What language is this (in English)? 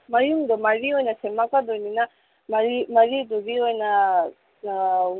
Manipuri